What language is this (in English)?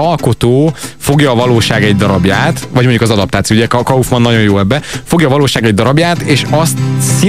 Hungarian